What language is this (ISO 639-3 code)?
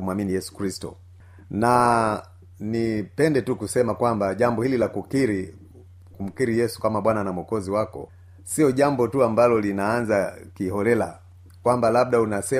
swa